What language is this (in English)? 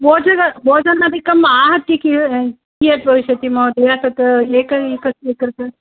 Sanskrit